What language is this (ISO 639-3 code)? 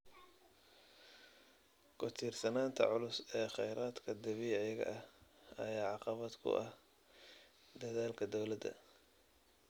som